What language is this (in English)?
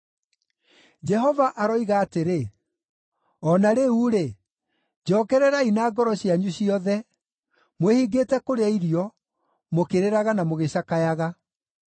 Kikuyu